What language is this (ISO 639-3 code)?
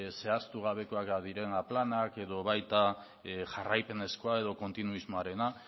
eus